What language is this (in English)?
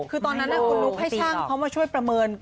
Thai